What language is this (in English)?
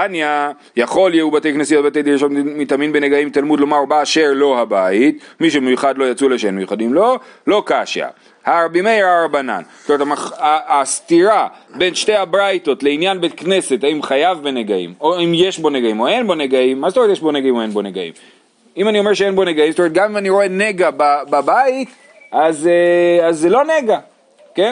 Hebrew